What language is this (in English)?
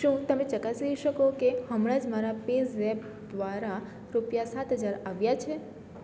Gujarati